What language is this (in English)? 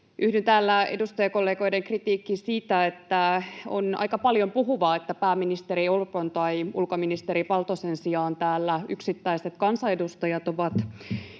Finnish